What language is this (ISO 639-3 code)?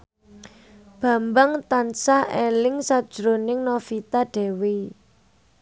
jav